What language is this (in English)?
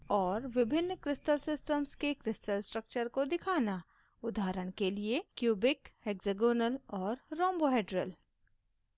Hindi